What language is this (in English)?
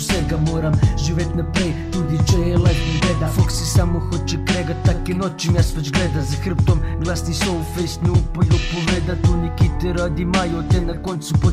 Romanian